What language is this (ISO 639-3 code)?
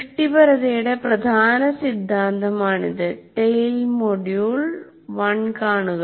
mal